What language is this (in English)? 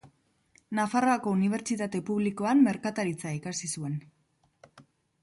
Basque